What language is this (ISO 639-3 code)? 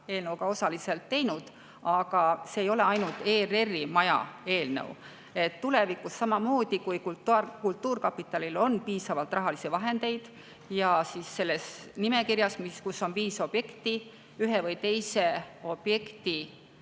est